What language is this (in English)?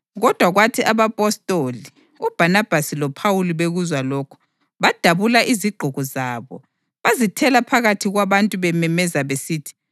North Ndebele